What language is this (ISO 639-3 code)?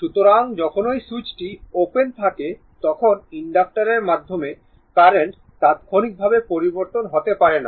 ben